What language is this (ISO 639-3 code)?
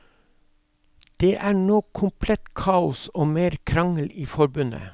nor